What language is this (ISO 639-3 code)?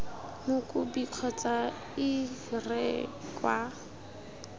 tsn